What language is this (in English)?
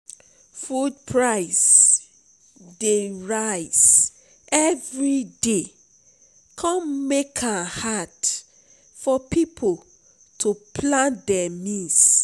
Nigerian Pidgin